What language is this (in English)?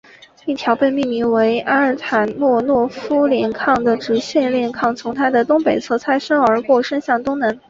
Chinese